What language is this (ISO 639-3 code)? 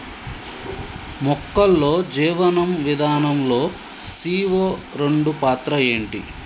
tel